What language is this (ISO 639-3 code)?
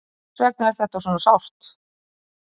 isl